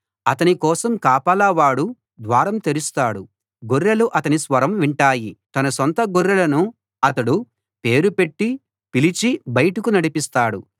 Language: Telugu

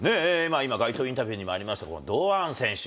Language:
Japanese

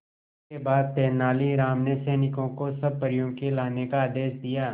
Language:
Hindi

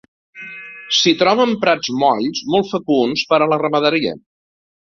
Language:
Catalan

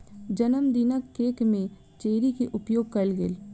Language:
Maithili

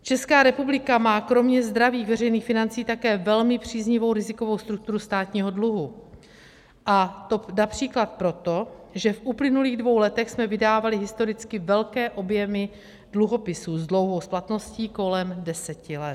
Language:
Czech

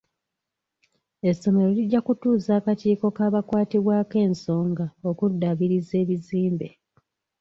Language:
Ganda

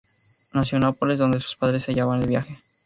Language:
Spanish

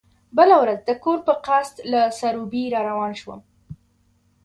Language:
Pashto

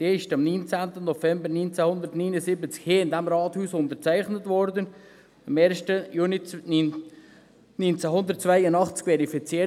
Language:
Swiss German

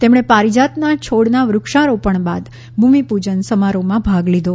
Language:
Gujarati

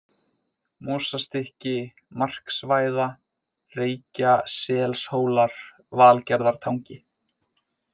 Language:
Icelandic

